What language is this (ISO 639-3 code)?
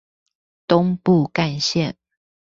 zho